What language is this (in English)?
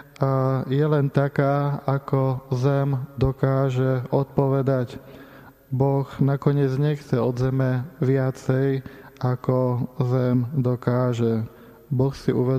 Slovak